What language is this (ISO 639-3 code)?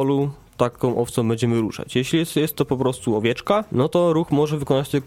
pol